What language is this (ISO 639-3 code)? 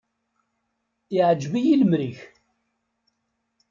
kab